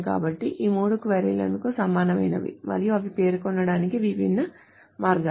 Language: Telugu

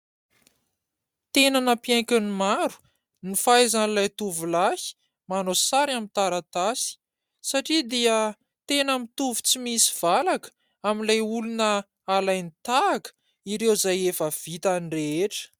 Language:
Malagasy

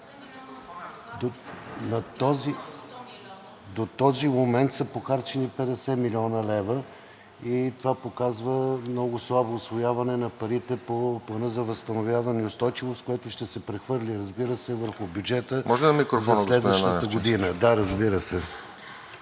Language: Bulgarian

